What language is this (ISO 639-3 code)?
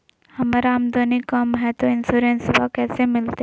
mag